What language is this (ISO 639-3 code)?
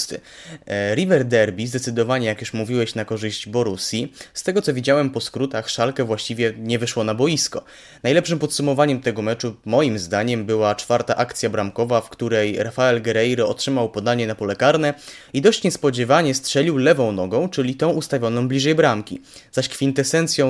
pol